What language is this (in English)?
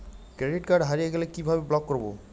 Bangla